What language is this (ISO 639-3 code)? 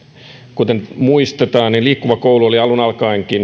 fin